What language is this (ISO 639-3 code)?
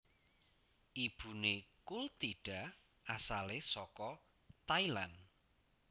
jav